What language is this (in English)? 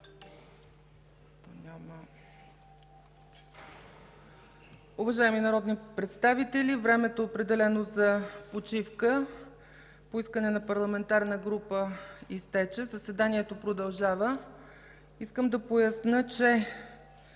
Bulgarian